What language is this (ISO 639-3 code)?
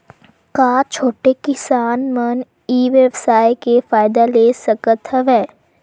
hne